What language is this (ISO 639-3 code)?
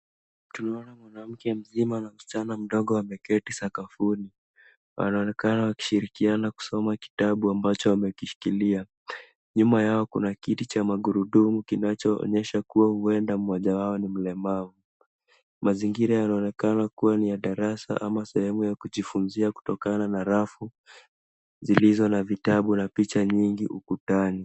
swa